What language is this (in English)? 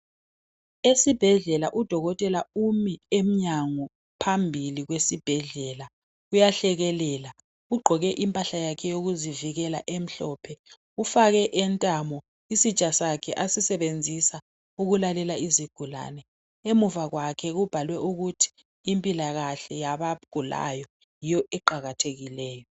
North Ndebele